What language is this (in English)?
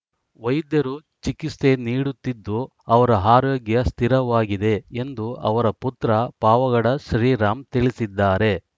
Kannada